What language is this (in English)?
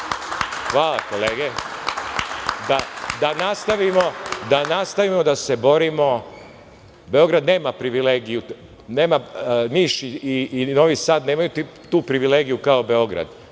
Serbian